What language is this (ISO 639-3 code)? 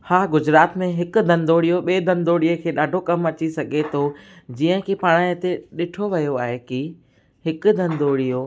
snd